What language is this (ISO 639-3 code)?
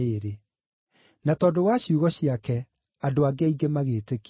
kik